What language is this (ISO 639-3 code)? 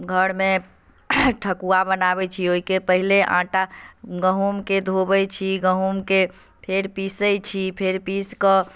mai